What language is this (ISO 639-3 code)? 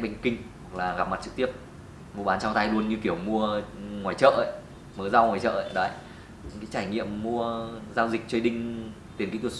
vie